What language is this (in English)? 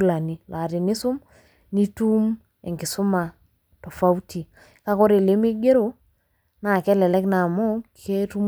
Masai